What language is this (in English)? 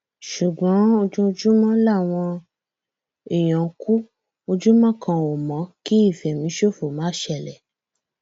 Yoruba